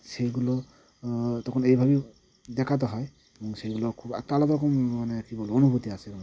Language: Bangla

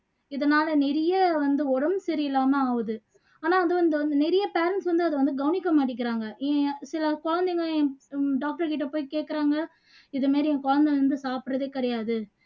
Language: Tamil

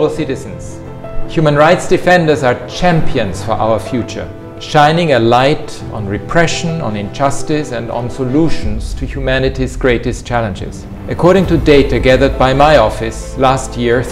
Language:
English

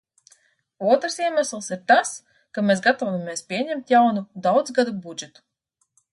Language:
Latvian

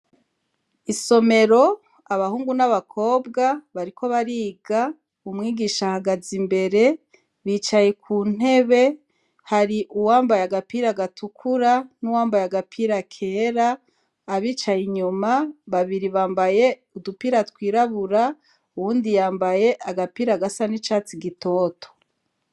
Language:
Rundi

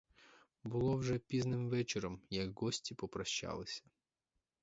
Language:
Ukrainian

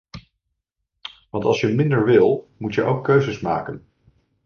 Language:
Dutch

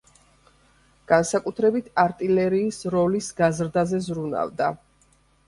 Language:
Georgian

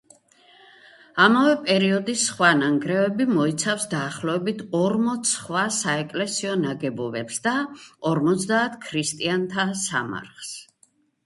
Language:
Georgian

